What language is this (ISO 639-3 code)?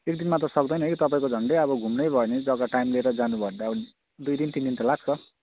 nep